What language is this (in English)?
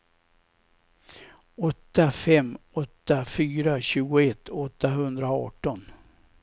Swedish